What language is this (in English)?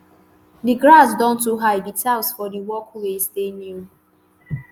Nigerian Pidgin